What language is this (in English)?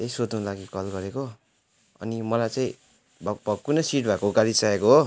Nepali